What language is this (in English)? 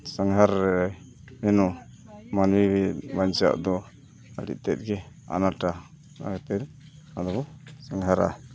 Santali